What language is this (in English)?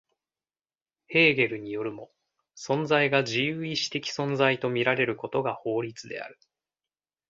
Japanese